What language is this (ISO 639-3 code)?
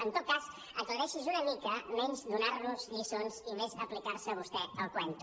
cat